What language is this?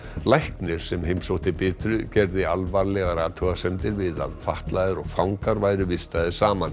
Icelandic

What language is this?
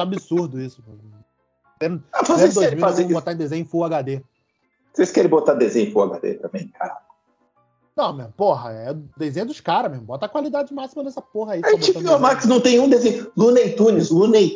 Portuguese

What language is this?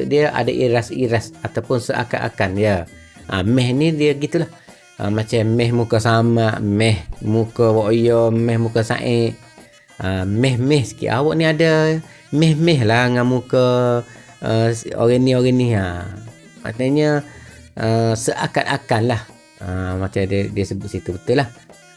Malay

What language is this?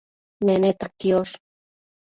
Matsés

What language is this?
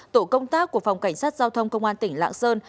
Vietnamese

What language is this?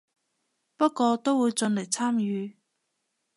Cantonese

